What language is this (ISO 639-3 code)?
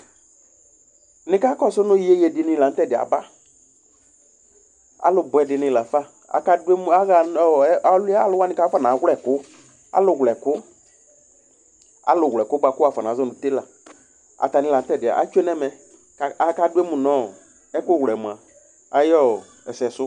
kpo